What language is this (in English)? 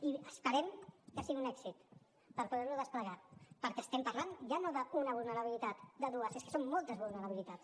Catalan